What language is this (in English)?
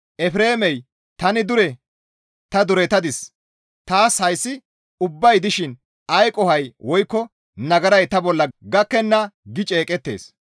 Gamo